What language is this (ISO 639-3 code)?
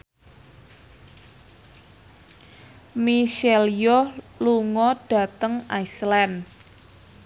jav